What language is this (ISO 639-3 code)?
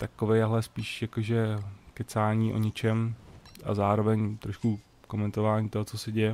ces